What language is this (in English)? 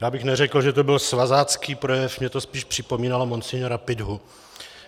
Czech